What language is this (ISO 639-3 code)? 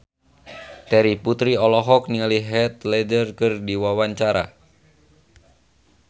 sun